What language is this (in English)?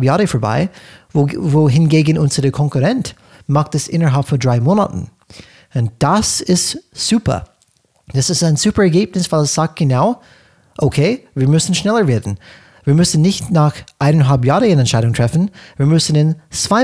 German